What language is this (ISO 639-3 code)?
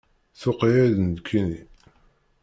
kab